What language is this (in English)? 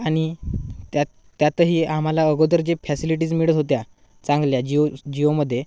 Marathi